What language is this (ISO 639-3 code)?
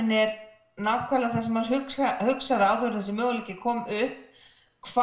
isl